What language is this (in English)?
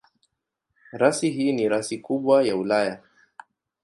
Swahili